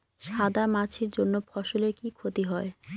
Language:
Bangla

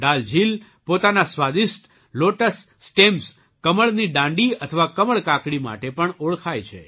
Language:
Gujarati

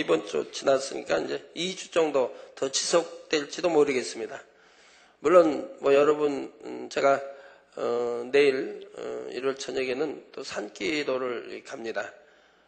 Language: Korean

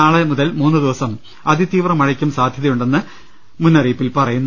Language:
Malayalam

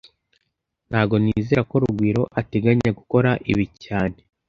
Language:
Kinyarwanda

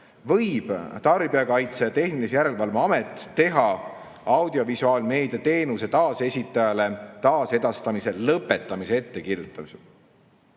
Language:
Estonian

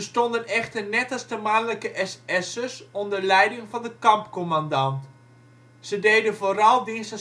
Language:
Dutch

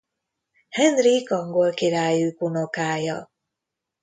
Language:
Hungarian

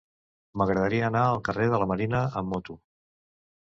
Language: Catalan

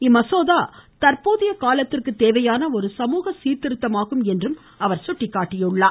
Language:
Tamil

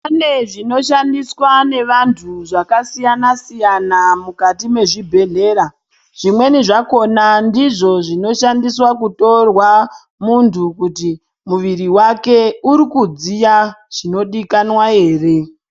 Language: Ndau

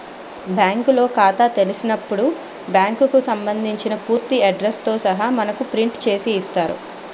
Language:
Telugu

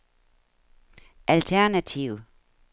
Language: Danish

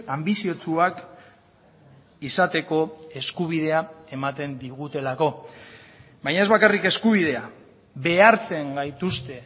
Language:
Basque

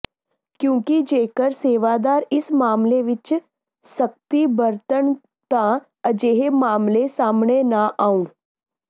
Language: Punjabi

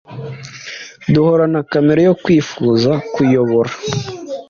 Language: Kinyarwanda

